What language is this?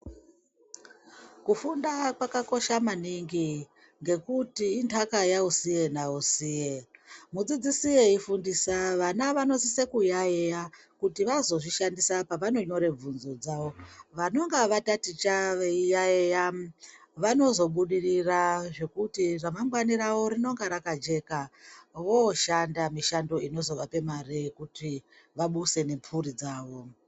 Ndau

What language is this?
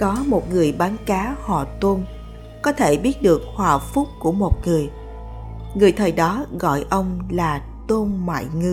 Vietnamese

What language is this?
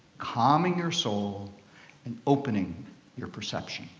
English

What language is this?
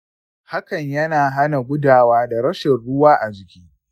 Hausa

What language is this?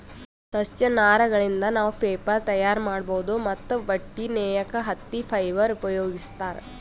Kannada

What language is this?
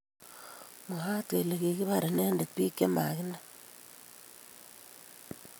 Kalenjin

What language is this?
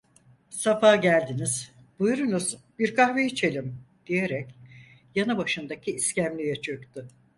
Turkish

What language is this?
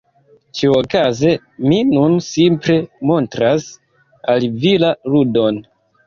Esperanto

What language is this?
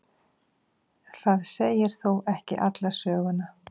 Icelandic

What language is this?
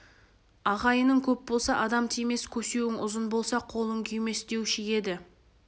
Kazakh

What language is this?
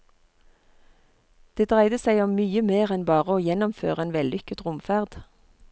Norwegian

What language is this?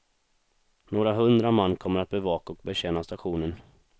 Swedish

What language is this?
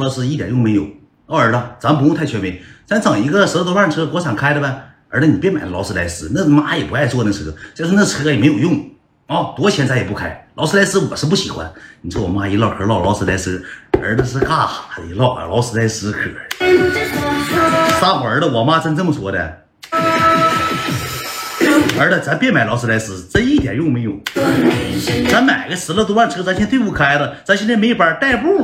Chinese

